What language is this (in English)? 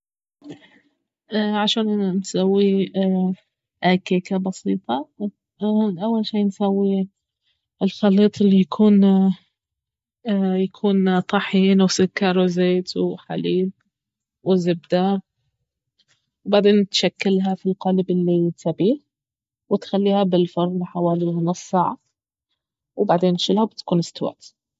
Baharna Arabic